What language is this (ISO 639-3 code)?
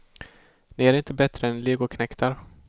swe